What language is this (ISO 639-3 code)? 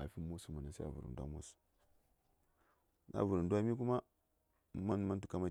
say